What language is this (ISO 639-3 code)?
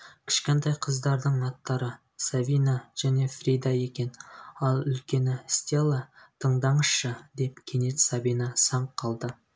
kaz